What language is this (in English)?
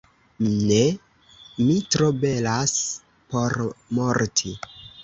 Esperanto